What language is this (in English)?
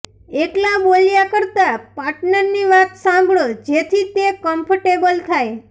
Gujarati